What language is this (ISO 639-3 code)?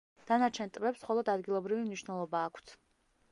kat